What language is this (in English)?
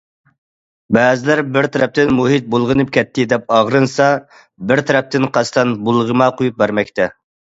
Uyghur